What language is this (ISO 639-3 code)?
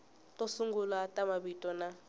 tso